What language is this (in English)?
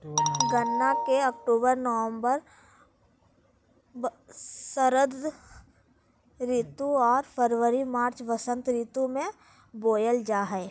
Magahi